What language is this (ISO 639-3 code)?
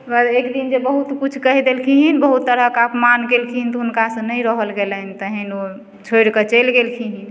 mai